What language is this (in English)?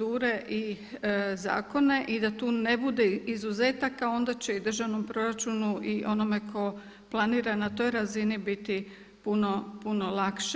Croatian